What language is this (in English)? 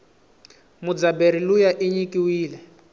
Tsonga